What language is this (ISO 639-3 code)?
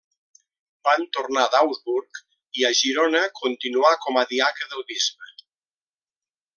cat